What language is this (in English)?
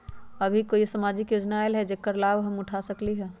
Magahi